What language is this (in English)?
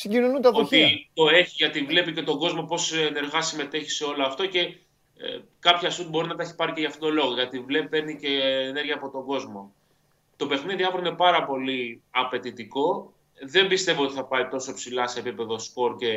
Greek